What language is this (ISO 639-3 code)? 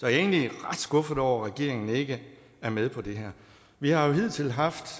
dan